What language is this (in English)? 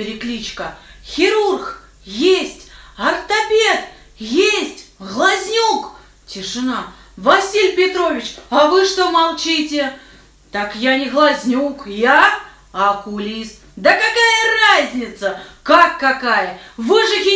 Russian